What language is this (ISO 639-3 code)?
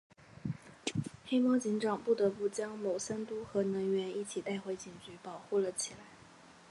zho